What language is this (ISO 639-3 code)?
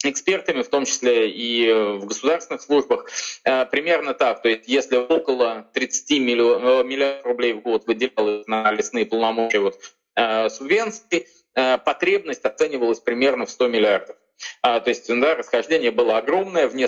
rus